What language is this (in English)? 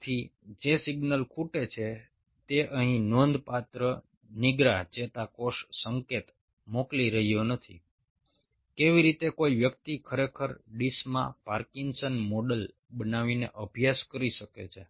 Gujarati